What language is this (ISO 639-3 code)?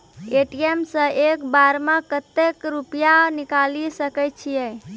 mai